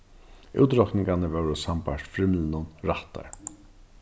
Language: Faroese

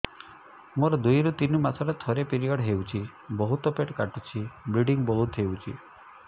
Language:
Odia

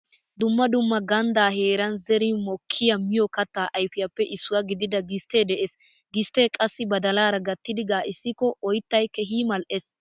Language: Wolaytta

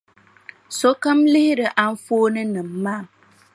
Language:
Dagbani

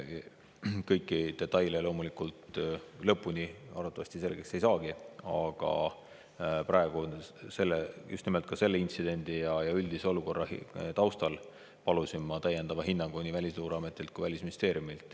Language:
Estonian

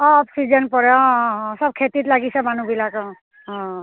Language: Assamese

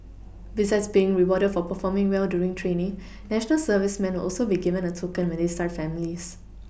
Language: English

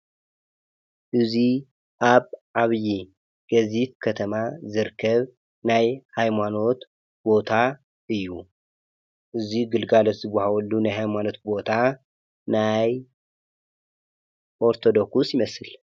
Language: Tigrinya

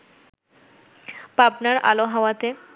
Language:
Bangla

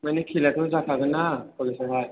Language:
Bodo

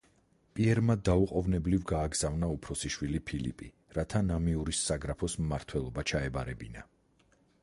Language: Georgian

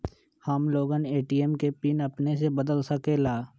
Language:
Magahi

